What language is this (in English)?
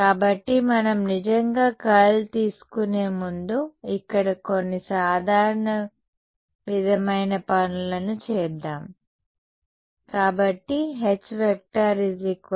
Telugu